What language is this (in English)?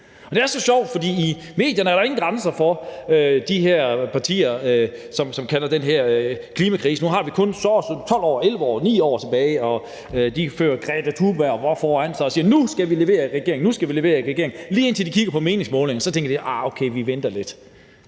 Danish